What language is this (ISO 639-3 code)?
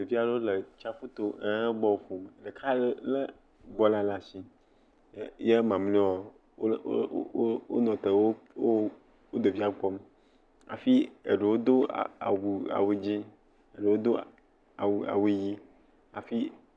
ewe